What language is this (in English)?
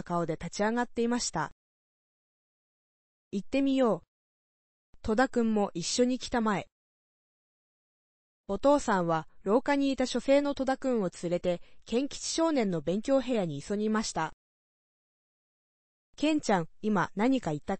Japanese